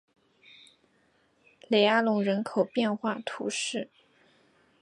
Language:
Chinese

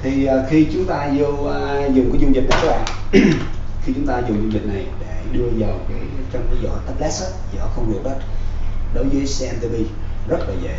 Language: Vietnamese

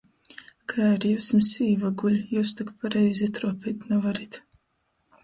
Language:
Latgalian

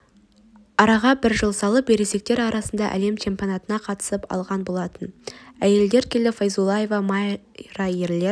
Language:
Kazakh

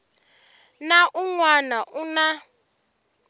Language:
Tsonga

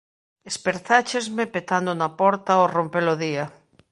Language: Galician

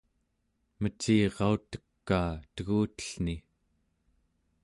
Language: Central Yupik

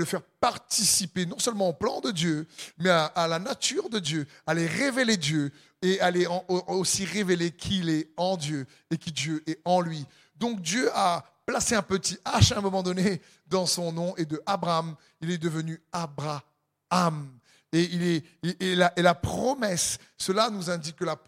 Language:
French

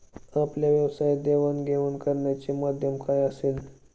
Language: Marathi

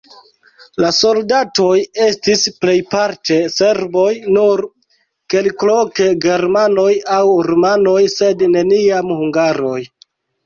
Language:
Esperanto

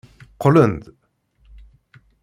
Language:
Kabyle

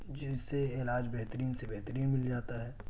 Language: Urdu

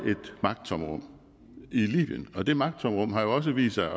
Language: Danish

